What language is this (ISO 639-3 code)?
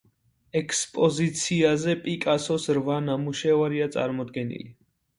kat